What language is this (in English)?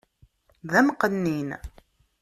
Kabyle